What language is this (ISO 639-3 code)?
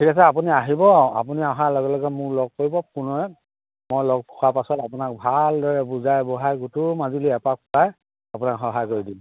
asm